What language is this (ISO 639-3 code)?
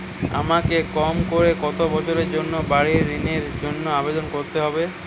ben